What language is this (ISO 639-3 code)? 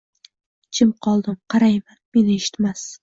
uzb